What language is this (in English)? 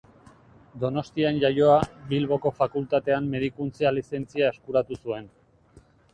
Basque